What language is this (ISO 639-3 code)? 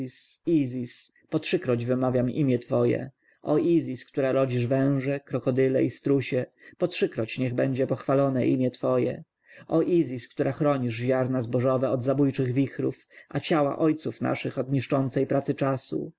pol